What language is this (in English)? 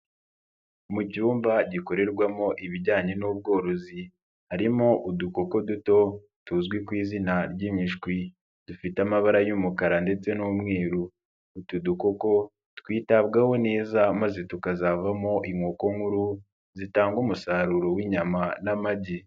Kinyarwanda